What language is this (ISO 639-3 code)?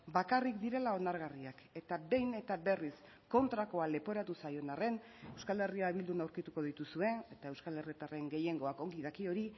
eus